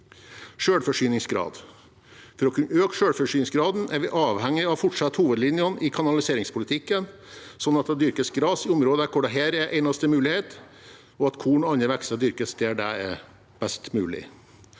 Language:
Norwegian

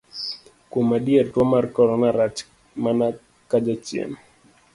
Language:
Luo (Kenya and Tanzania)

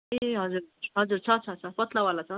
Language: Nepali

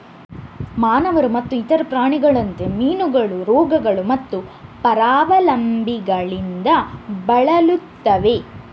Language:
Kannada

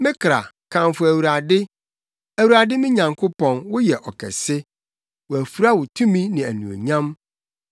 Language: Akan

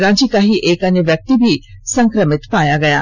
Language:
Hindi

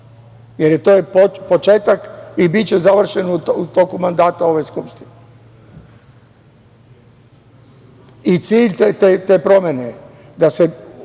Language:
Serbian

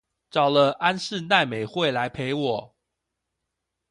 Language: Chinese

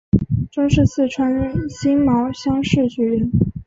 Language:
Chinese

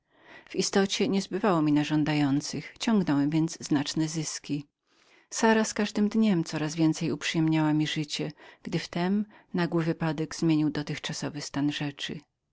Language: Polish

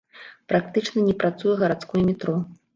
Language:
Belarusian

